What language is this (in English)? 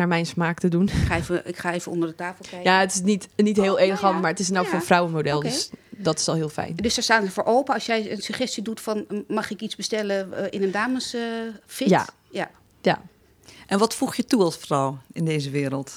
Dutch